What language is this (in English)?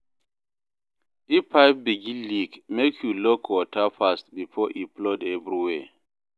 Nigerian Pidgin